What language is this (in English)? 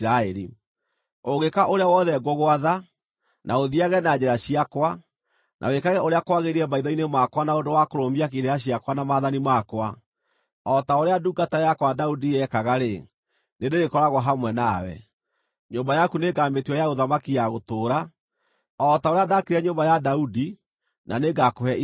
Kikuyu